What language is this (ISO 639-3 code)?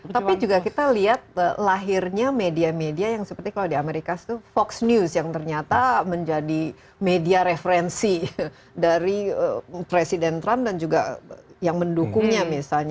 ind